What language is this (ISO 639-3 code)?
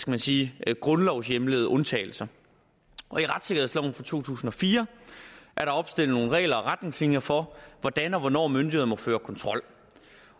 dan